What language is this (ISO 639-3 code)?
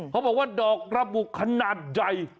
tha